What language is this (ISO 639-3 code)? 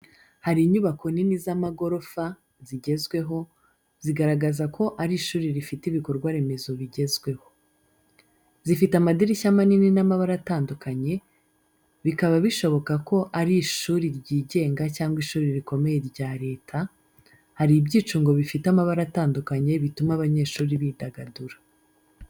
kin